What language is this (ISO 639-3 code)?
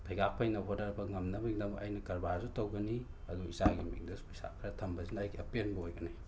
mni